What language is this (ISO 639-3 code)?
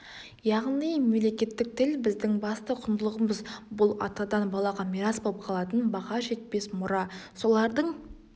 kaz